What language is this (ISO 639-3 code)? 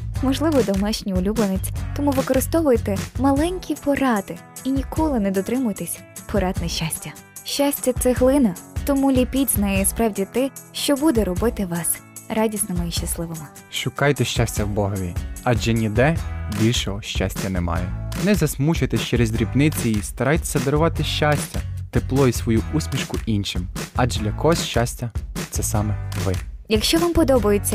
ukr